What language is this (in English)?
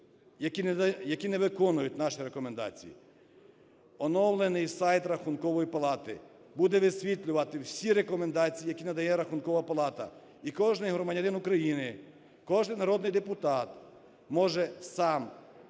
Ukrainian